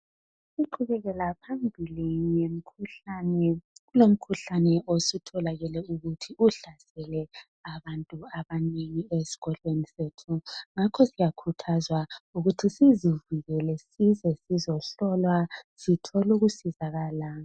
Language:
North Ndebele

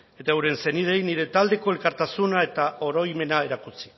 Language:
Basque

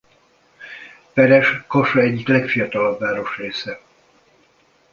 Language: Hungarian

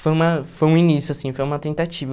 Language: Portuguese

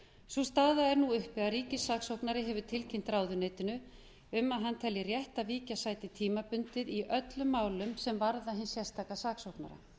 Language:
Icelandic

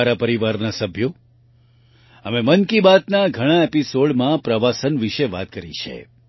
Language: Gujarati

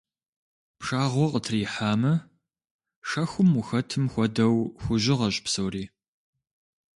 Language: Kabardian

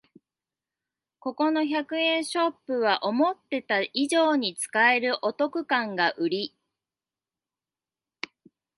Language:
Japanese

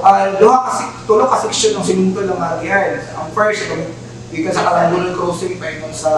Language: Filipino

